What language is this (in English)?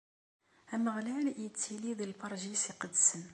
Kabyle